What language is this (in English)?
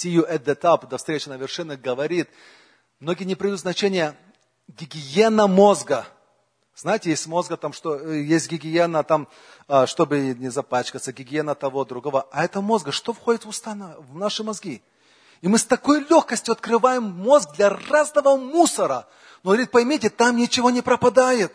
Russian